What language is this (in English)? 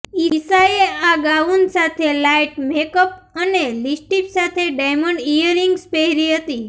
Gujarati